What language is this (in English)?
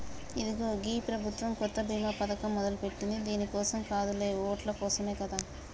Telugu